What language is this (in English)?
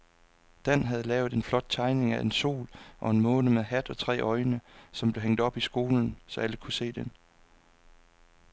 Danish